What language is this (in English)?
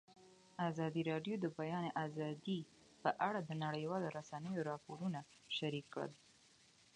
Pashto